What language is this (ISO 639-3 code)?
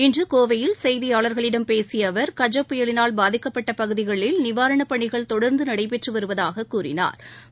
tam